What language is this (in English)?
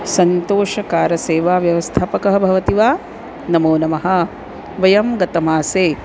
Sanskrit